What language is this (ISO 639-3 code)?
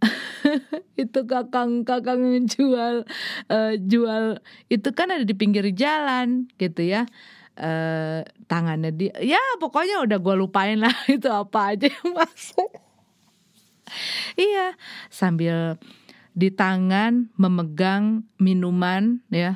ind